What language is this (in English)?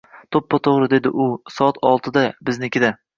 Uzbek